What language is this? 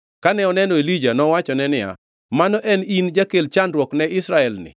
Luo (Kenya and Tanzania)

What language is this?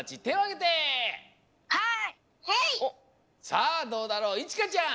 Japanese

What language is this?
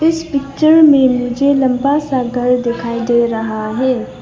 Hindi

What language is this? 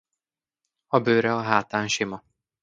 Hungarian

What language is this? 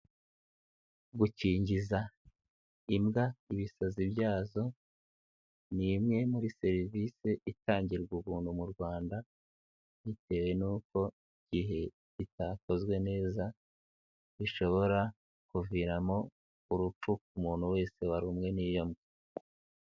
Kinyarwanda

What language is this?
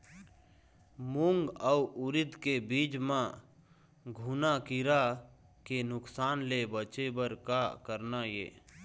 Chhattisgarhi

